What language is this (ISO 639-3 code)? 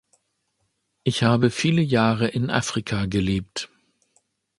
deu